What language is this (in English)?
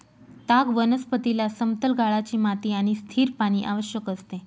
Marathi